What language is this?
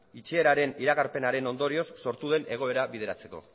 Basque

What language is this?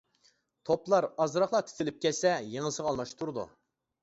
Uyghur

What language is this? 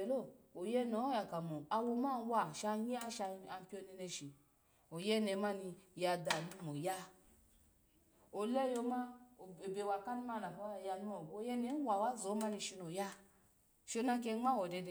Alago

